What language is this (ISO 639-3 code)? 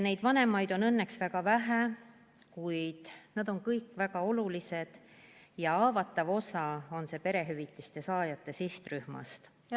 est